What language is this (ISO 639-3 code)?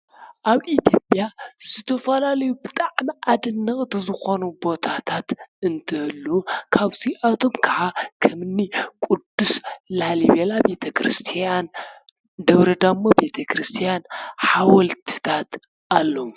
tir